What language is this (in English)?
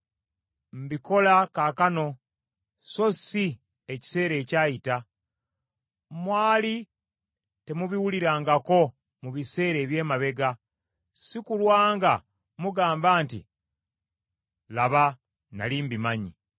Ganda